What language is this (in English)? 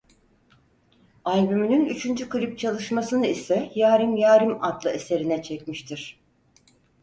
Turkish